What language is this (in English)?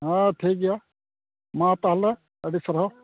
Santali